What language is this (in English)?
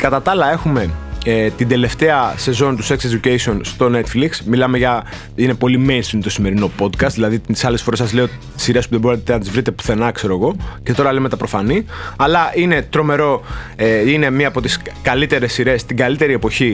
Greek